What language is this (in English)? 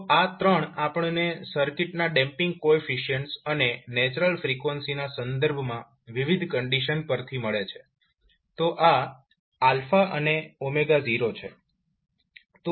Gujarati